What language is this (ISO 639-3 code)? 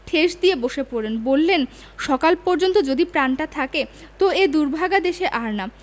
ben